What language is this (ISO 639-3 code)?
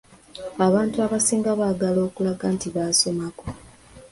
lug